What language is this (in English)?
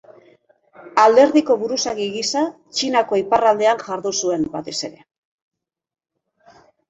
Basque